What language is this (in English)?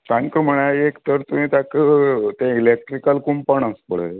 Konkani